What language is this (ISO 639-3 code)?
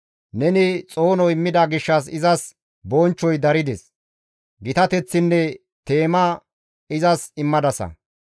gmv